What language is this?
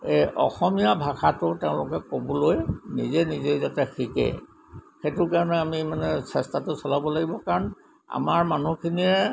Assamese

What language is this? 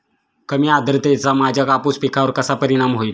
Marathi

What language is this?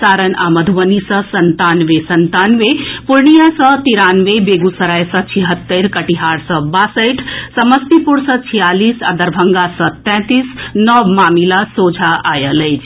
Maithili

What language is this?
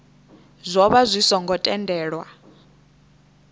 Venda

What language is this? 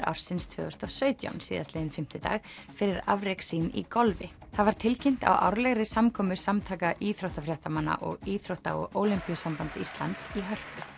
Icelandic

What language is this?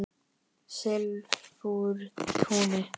Icelandic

